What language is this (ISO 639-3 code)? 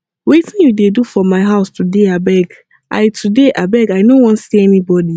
pcm